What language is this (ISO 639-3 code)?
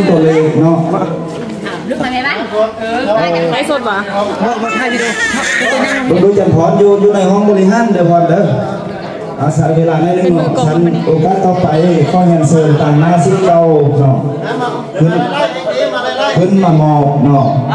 tha